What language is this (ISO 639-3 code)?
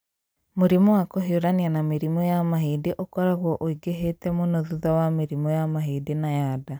kik